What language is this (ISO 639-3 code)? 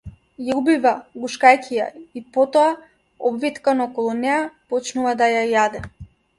mkd